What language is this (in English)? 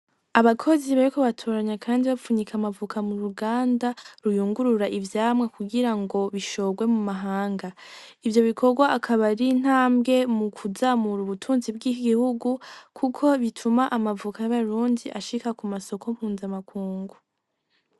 Rundi